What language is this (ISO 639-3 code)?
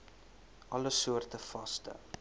afr